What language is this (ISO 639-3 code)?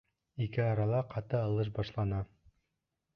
bak